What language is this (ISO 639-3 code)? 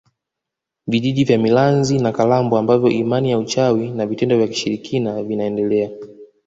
swa